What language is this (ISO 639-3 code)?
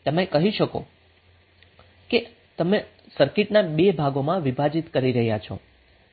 guj